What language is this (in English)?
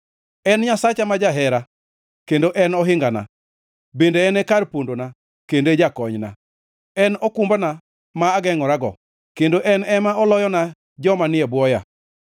Luo (Kenya and Tanzania)